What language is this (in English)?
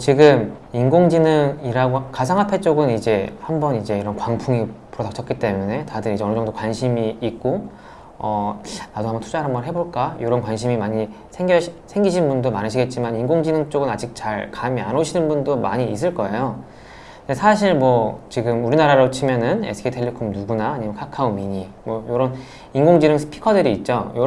Korean